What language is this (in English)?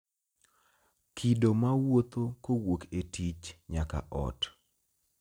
Luo (Kenya and Tanzania)